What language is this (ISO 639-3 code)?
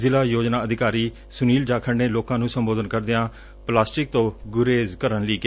pan